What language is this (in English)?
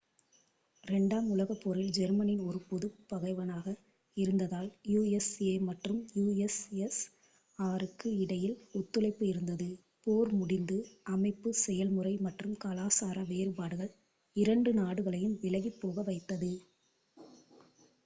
Tamil